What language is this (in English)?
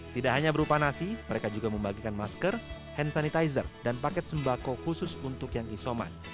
Indonesian